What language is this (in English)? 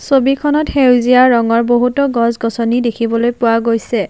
Assamese